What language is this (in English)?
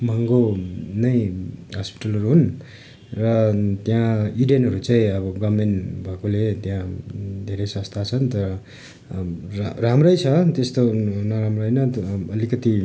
Nepali